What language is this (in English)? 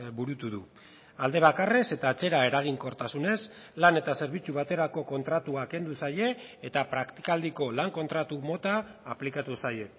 Basque